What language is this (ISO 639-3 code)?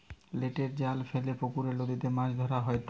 ben